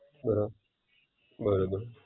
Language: Gujarati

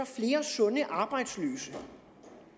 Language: Danish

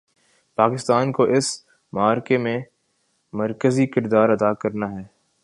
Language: Urdu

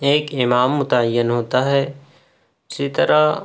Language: Urdu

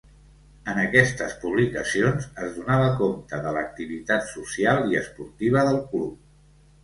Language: Catalan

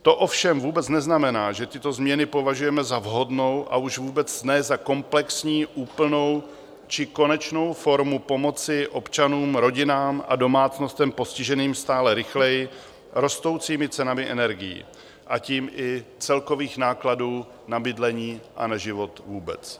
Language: Czech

